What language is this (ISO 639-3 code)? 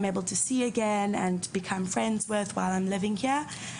heb